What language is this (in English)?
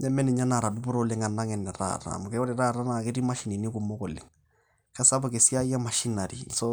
Masai